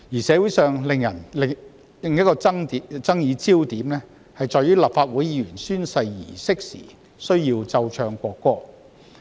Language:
Cantonese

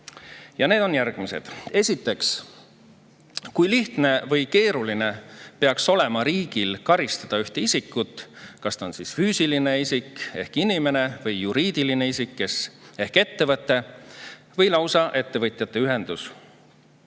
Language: Estonian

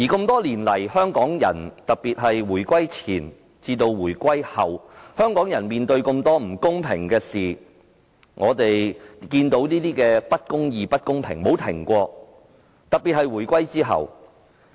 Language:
Cantonese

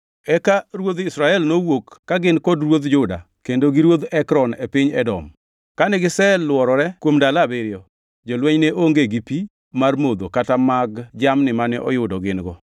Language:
Luo (Kenya and Tanzania)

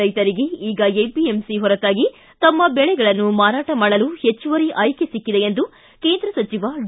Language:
Kannada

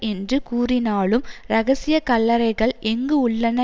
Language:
Tamil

